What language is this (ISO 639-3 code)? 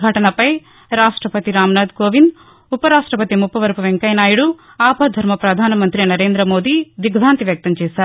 tel